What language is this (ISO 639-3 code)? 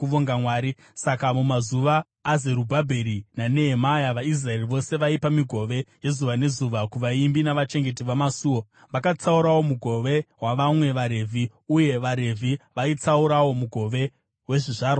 sna